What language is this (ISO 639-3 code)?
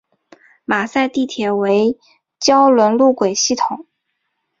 zho